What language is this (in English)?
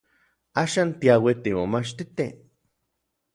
Orizaba Nahuatl